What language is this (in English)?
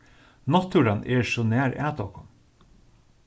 Faroese